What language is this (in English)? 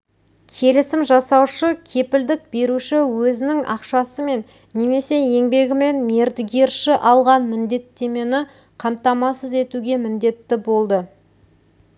Kazakh